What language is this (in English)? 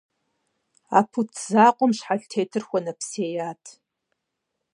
Kabardian